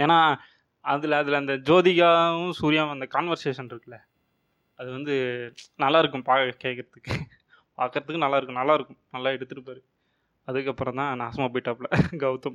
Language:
Tamil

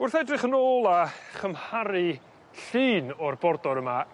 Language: Welsh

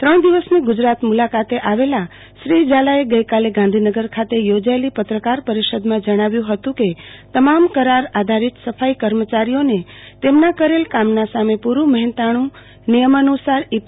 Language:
Gujarati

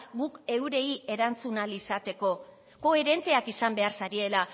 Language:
Basque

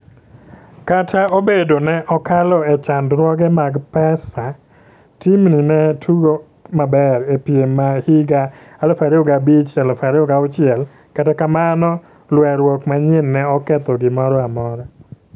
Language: Luo (Kenya and Tanzania)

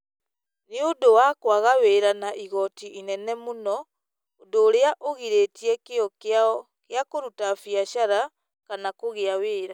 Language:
Kikuyu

